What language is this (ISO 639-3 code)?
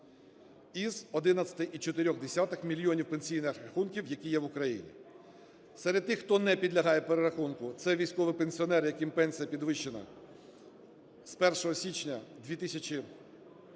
ukr